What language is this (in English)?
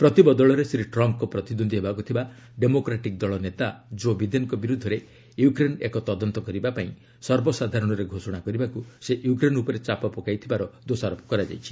Odia